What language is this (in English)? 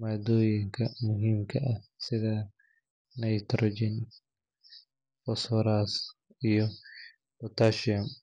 Somali